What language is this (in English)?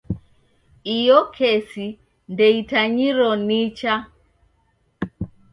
Taita